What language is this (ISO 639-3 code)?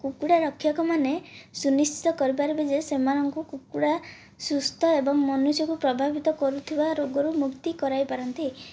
ori